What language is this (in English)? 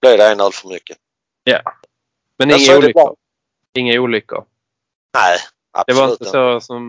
Swedish